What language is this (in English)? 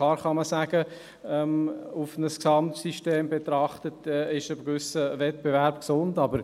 Swiss German